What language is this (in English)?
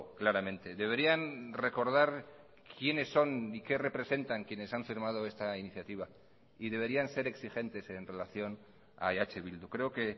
Spanish